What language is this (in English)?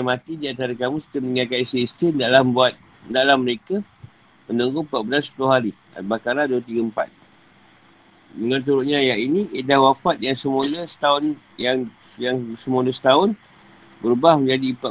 Malay